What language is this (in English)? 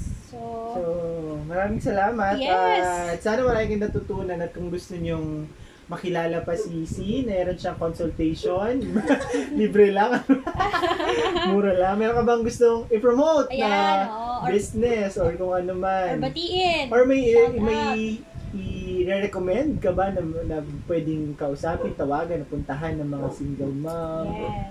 Filipino